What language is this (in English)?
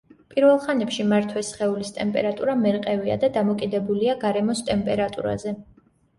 Georgian